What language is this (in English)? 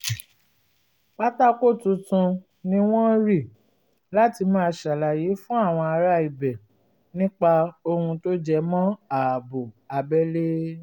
Yoruba